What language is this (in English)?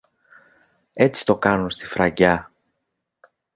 Greek